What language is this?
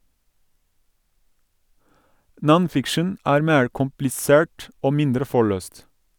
Norwegian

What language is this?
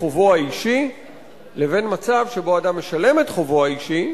Hebrew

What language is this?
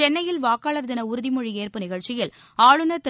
Tamil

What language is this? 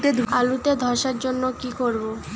Bangla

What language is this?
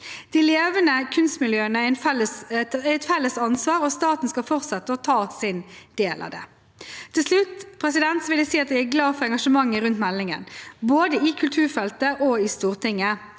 Norwegian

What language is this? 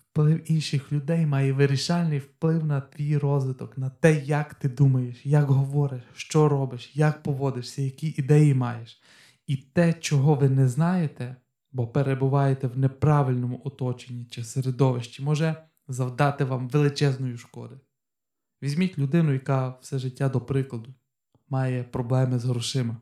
Ukrainian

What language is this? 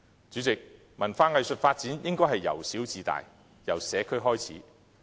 Cantonese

